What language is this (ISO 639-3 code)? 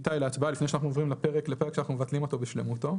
heb